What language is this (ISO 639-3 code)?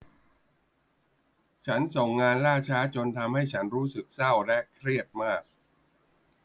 tha